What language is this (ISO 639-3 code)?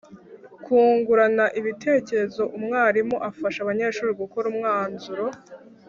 kin